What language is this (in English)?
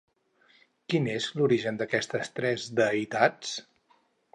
Catalan